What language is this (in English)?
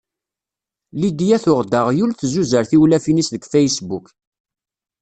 Kabyle